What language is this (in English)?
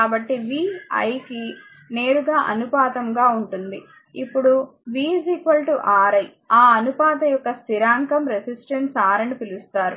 Telugu